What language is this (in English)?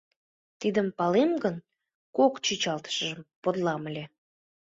Mari